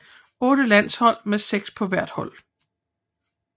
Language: Danish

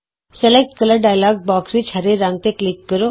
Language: Punjabi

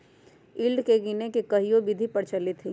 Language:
Magahi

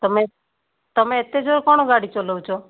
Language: Odia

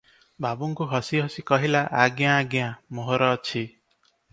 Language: Odia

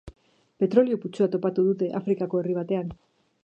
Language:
Basque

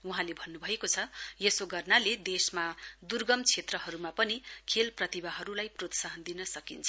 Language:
Nepali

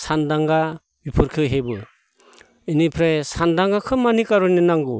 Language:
Bodo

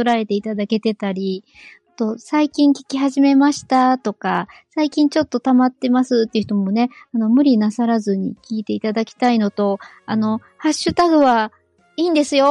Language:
Japanese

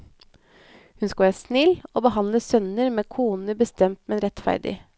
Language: Norwegian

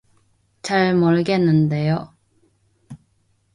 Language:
Korean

